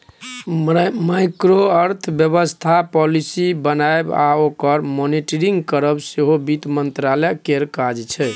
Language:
Maithili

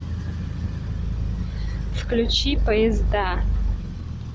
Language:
Russian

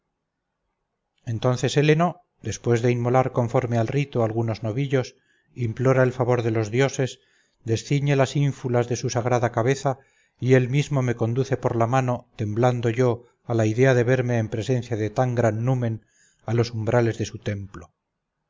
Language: Spanish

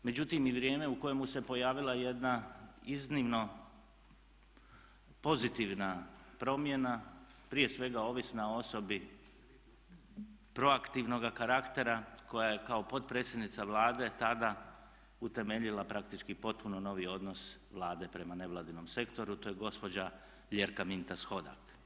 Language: Croatian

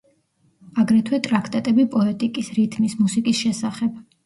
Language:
Georgian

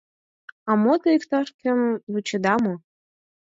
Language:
Mari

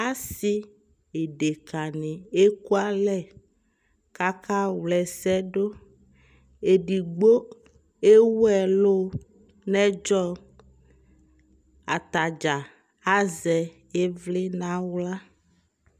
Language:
Ikposo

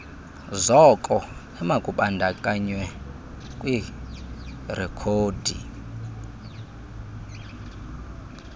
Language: Xhosa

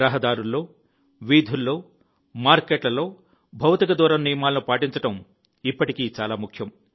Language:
Telugu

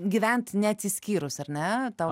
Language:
Lithuanian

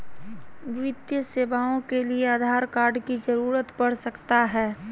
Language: Magahi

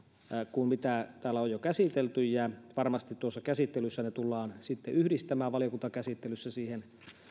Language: Finnish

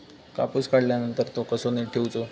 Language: Marathi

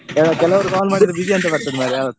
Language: Kannada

